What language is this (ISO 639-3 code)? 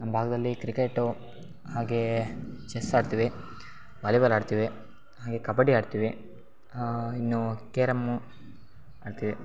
kan